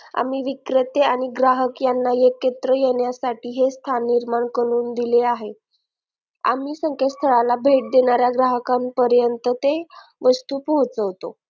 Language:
Marathi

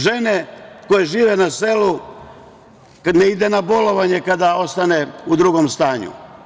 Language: Serbian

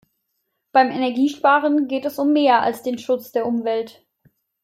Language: German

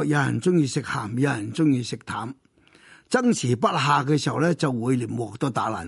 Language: Chinese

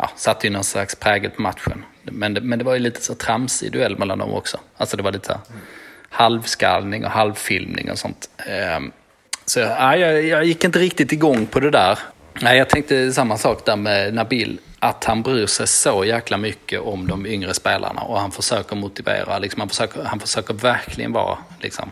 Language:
Swedish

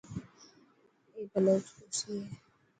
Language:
Dhatki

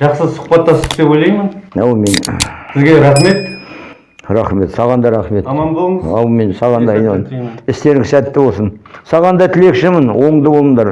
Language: Kazakh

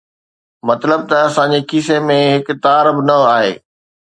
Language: Sindhi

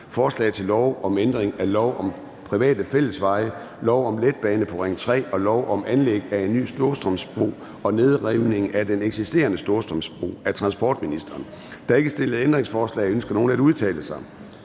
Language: Danish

